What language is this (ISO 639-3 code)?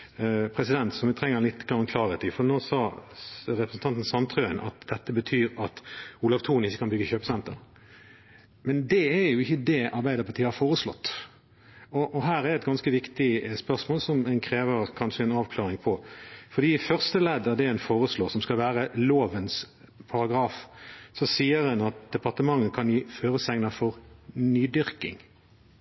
nob